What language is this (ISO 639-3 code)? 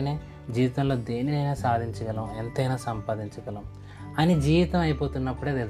tel